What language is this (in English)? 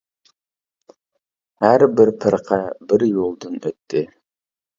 Uyghur